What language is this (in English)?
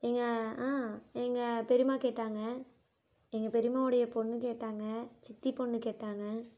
Tamil